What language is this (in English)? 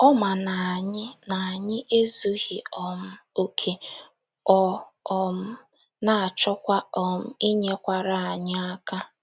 Igbo